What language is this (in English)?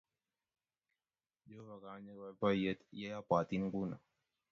Kalenjin